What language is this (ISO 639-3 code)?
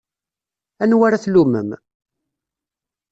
kab